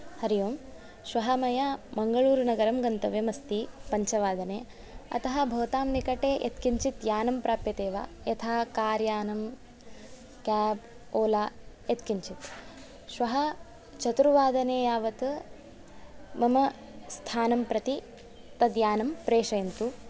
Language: Sanskrit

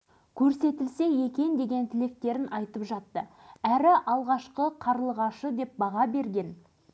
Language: Kazakh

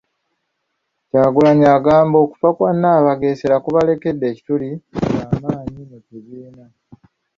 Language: Ganda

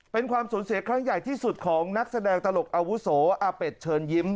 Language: Thai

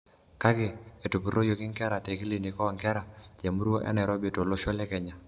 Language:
Masai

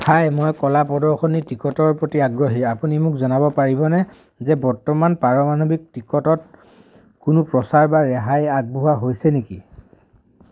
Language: Assamese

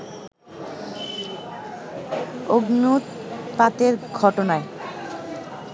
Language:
Bangla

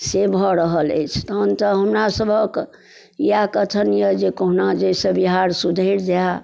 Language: Maithili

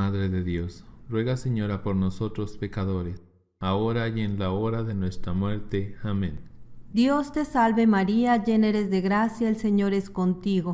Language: Spanish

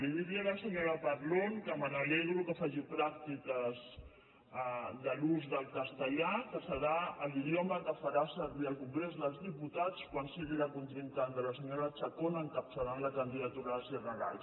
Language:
Catalan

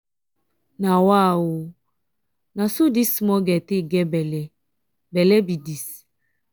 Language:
Nigerian Pidgin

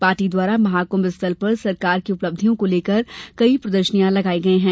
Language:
Hindi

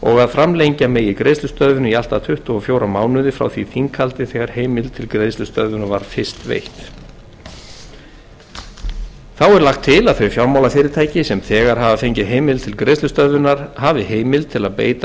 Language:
Icelandic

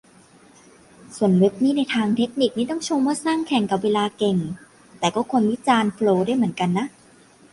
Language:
Thai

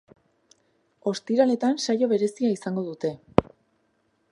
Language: Basque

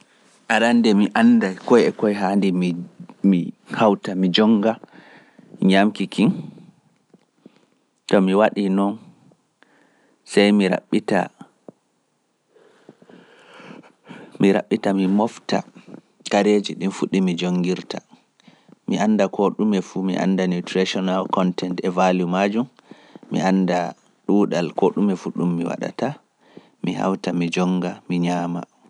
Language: Pular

